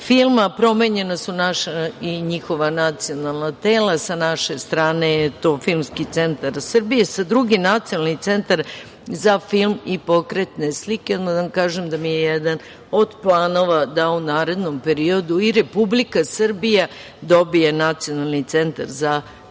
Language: Serbian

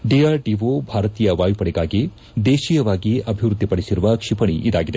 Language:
Kannada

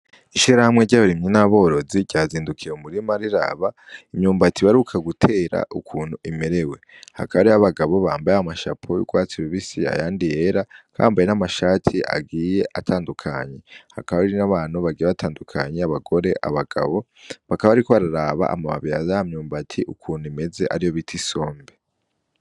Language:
Rundi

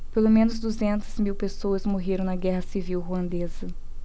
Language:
Portuguese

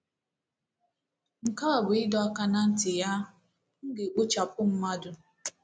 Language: Igbo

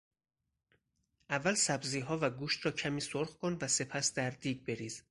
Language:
Persian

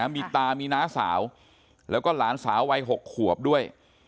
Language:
Thai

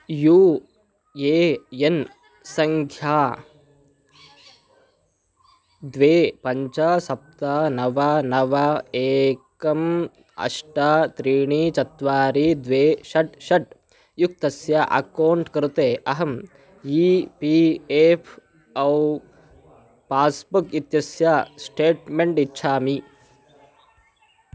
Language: Sanskrit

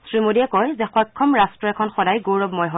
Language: Assamese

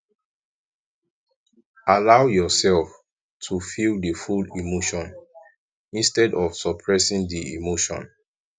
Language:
Nigerian Pidgin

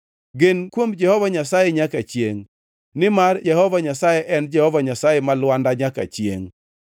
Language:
Luo (Kenya and Tanzania)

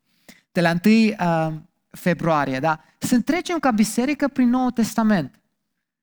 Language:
Romanian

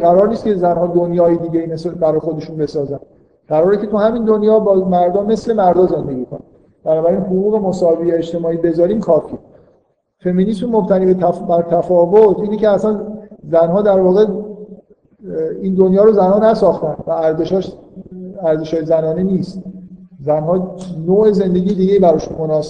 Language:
Persian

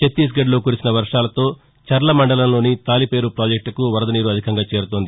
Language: Telugu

